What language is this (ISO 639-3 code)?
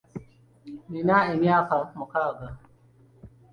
lug